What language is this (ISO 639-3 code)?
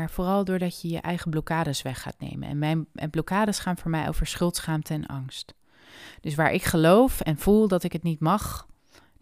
nld